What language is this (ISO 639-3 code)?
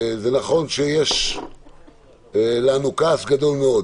heb